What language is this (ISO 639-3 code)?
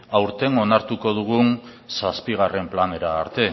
eus